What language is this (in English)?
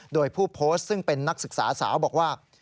Thai